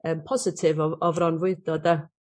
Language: Welsh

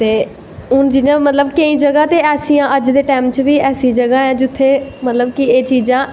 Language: Dogri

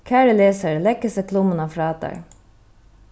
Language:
Faroese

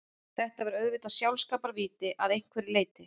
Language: Icelandic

